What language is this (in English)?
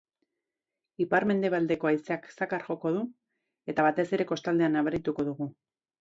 Basque